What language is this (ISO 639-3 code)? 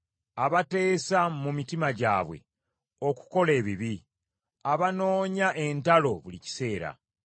lug